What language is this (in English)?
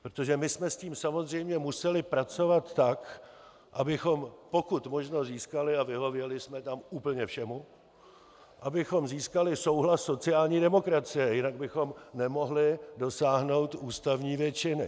Czech